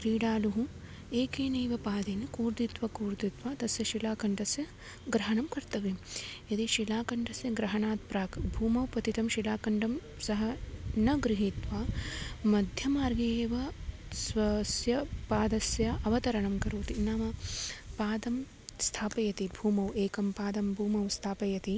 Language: Sanskrit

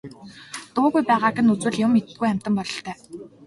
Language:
Mongolian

